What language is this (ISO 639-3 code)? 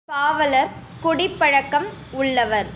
tam